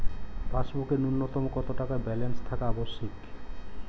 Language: Bangla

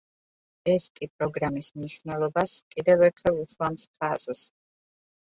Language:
Georgian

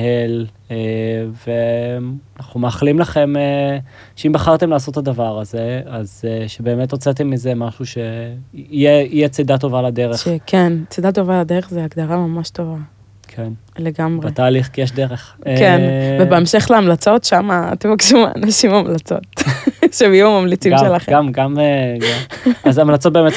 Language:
Hebrew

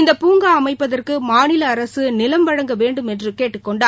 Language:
Tamil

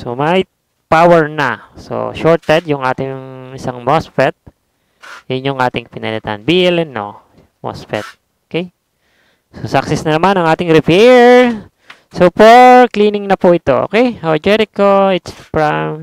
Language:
Filipino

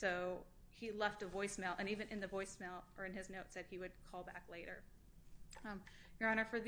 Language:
English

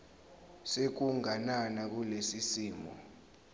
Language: Zulu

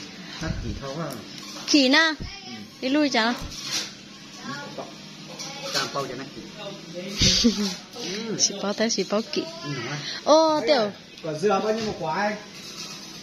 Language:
Vietnamese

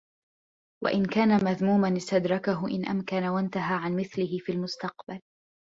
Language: Arabic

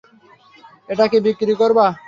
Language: Bangla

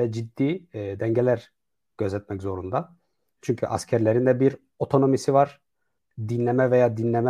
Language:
Turkish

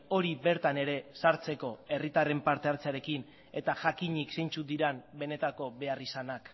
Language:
Basque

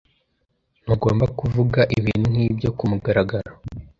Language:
Kinyarwanda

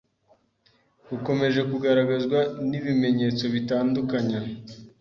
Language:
Kinyarwanda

